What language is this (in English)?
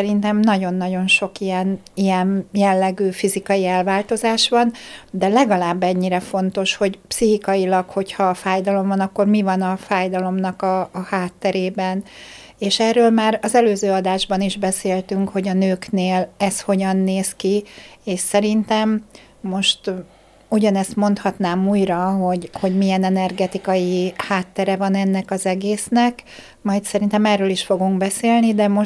Hungarian